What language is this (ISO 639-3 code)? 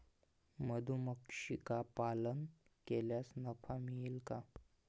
mar